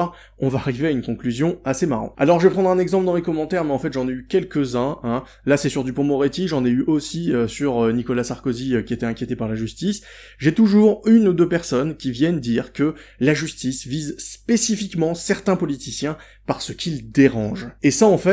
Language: French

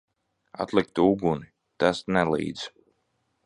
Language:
Latvian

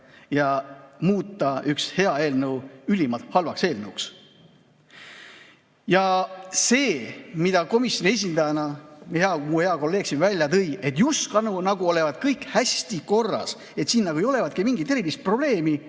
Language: Estonian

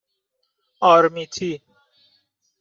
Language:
Persian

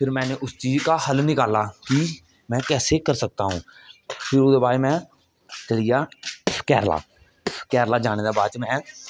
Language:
Dogri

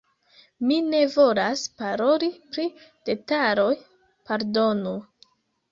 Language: Esperanto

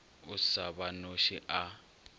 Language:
Northern Sotho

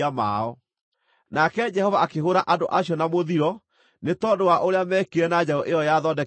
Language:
Kikuyu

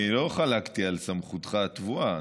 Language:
Hebrew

